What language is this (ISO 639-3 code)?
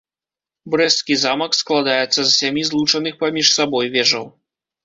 bel